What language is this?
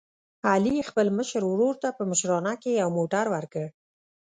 Pashto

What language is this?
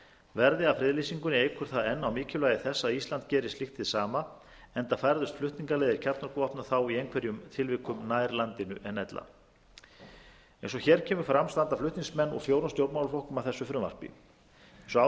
Icelandic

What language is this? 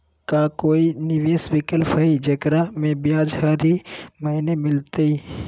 Magahi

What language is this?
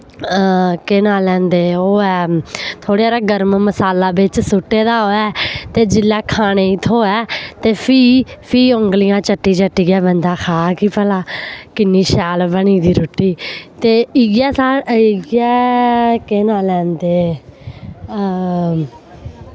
Dogri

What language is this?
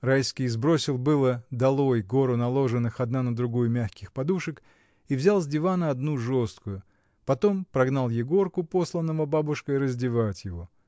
Russian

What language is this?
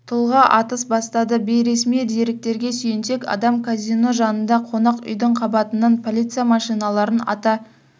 Kazakh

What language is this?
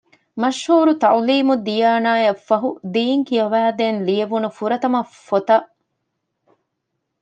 Divehi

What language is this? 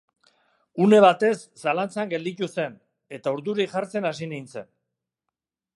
Basque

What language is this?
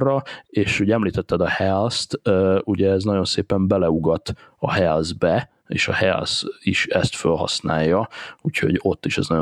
Hungarian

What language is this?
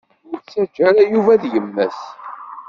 Kabyle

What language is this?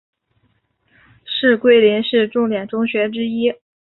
Chinese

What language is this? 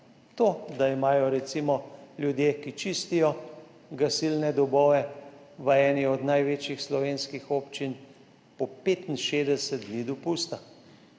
Slovenian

